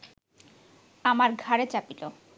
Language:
Bangla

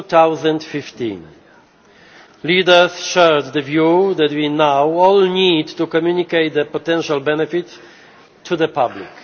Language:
English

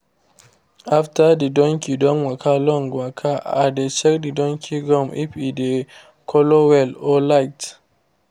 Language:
Nigerian Pidgin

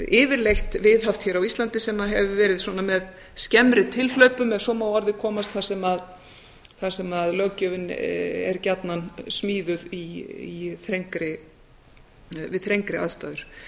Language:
Icelandic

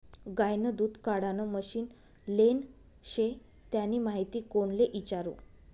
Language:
Marathi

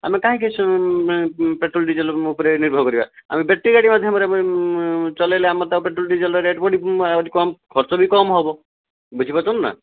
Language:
Odia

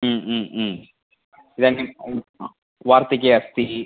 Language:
Sanskrit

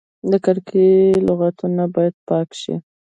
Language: Pashto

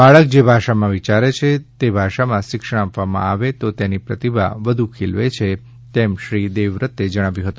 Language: Gujarati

